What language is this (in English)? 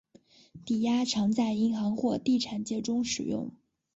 Chinese